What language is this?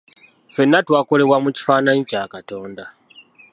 Ganda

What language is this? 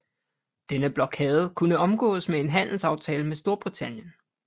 Danish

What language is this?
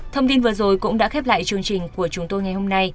Vietnamese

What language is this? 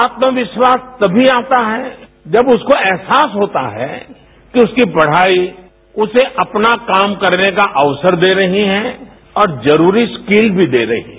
Hindi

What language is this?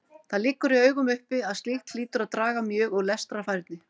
Icelandic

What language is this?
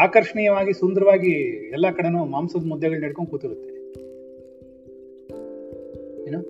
Kannada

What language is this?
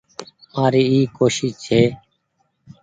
Goaria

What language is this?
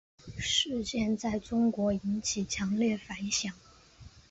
Chinese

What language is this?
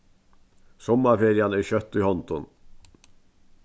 Faroese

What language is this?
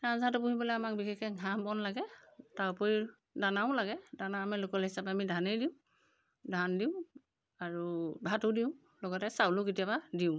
Assamese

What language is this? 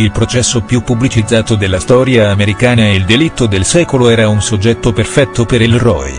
Italian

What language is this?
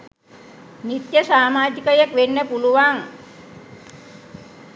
Sinhala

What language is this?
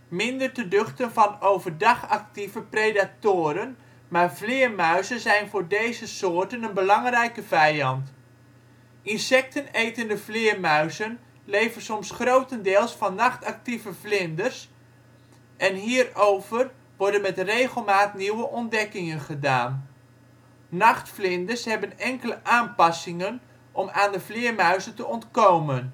Dutch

